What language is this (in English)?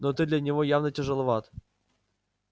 Russian